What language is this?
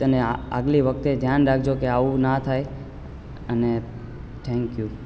Gujarati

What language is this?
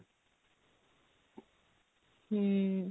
Odia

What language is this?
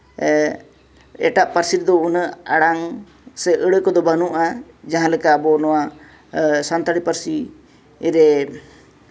Santali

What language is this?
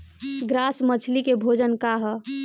Bhojpuri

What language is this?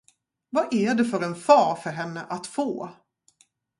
Swedish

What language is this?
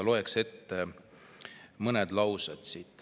Estonian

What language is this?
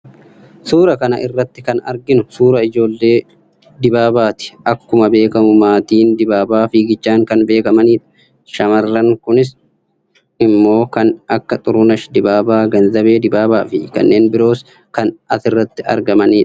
Oromo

